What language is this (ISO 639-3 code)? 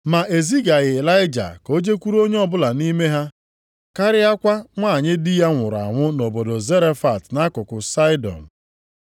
ibo